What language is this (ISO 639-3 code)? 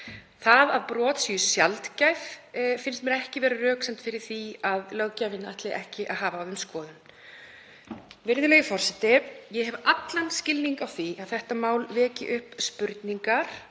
isl